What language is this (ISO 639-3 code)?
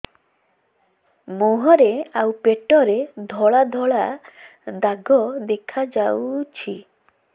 ori